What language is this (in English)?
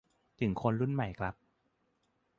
Thai